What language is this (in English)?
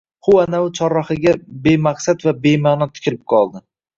Uzbek